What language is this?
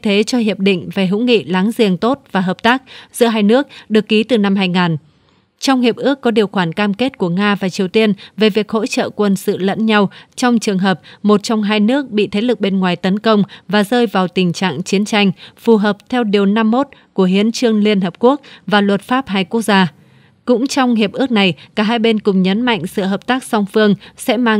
Vietnamese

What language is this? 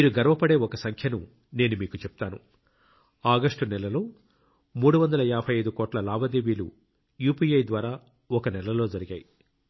Telugu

